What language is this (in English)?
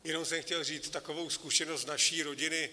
Czech